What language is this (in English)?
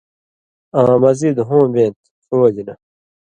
Indus Kohistani